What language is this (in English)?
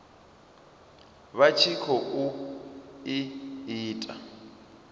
Venda